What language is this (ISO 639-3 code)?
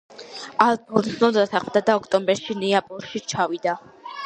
kat